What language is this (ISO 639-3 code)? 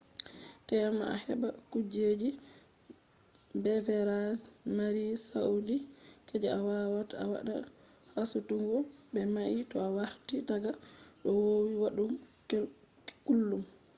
ful